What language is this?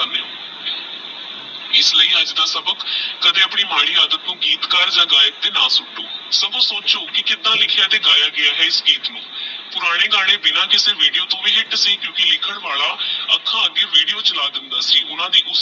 Punjabi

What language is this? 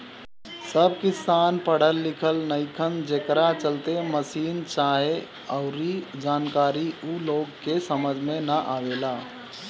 Bhojpuri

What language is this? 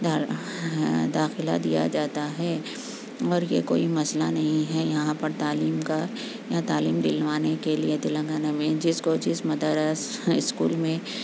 Urdu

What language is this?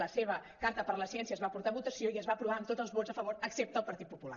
Catalan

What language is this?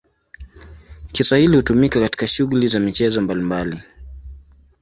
Swahili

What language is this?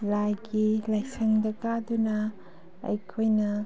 Manipuri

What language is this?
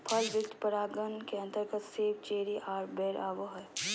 Magahi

